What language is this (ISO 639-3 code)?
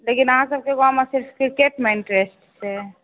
mai